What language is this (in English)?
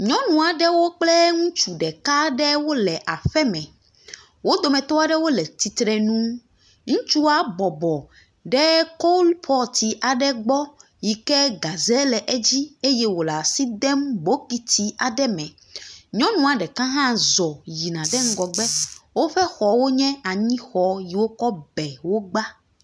Ewe